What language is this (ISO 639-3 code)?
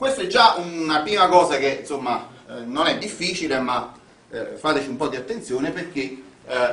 ita